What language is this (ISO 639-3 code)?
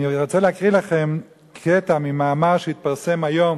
heb